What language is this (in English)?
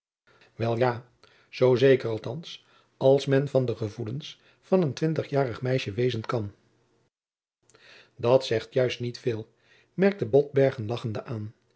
Dutch